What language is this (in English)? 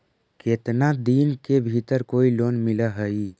Magahi